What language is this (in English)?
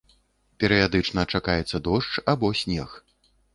Belarusian